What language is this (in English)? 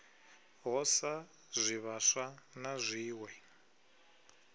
Venda